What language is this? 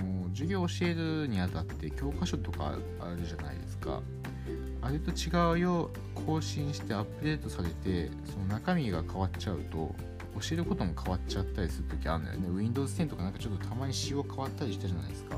Japanese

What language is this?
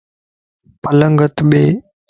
Lasi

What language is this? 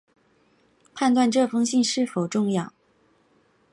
Chinese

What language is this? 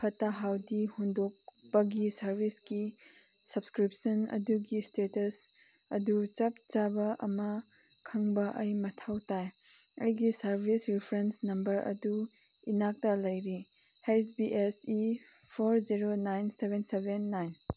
Manipuri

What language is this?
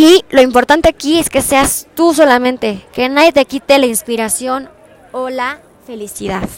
Spanish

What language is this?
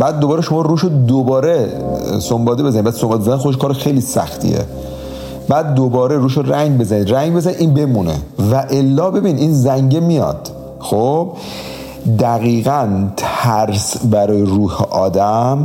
Persian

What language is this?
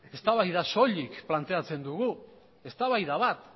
Basque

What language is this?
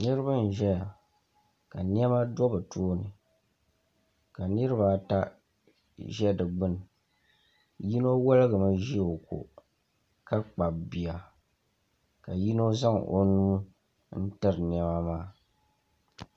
Dagbani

